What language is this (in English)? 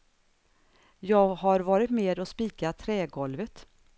Swedish